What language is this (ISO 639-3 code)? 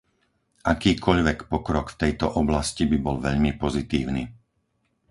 slk